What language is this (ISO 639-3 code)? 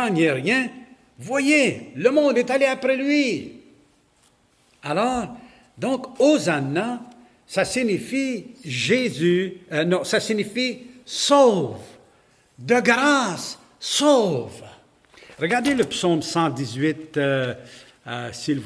fra